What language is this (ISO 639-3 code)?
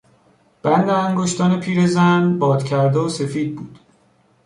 fas